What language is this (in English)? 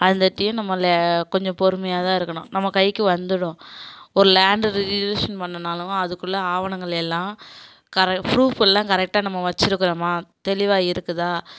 Tamil